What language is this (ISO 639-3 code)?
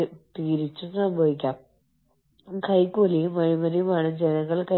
mal